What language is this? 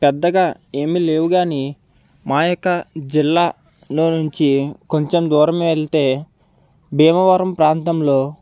Telugu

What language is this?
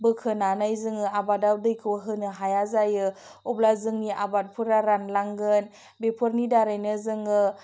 Bodo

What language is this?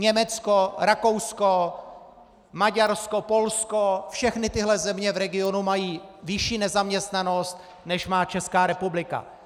Czech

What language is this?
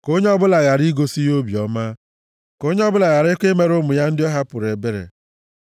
Igbo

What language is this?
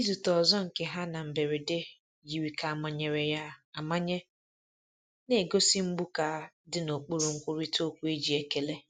Igbo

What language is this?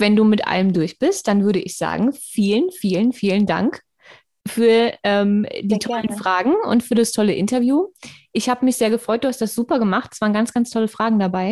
German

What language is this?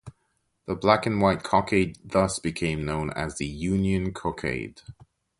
English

